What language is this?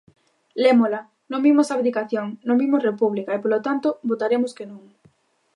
Galician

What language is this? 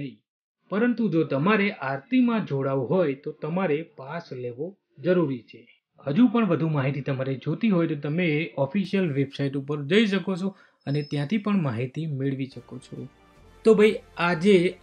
Gujarati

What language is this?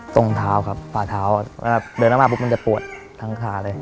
Thai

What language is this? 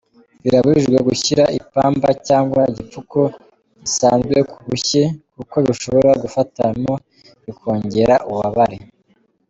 Kinyarwanda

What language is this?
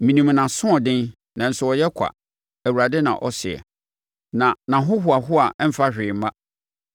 Akan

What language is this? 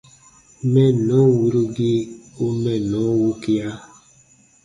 Baatonum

